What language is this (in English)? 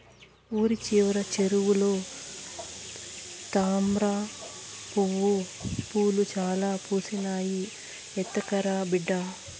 Telugu